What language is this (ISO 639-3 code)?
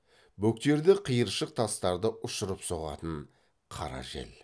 kaz